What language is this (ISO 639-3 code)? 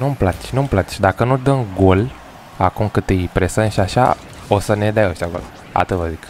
ron